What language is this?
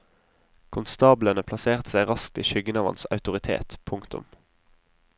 Norwegian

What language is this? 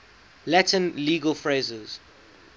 English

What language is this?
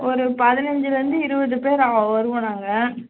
Tamil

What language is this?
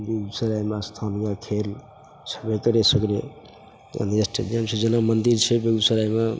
Maithili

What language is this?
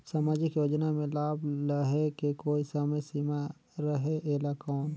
Chhattisgarhi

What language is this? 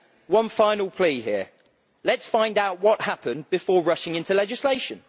English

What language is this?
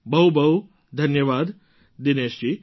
Gujarati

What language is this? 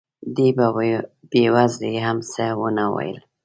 Pashto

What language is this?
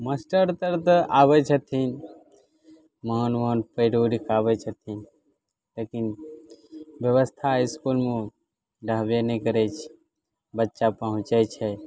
Maithili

